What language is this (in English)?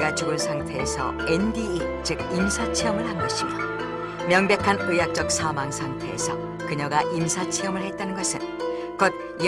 Korean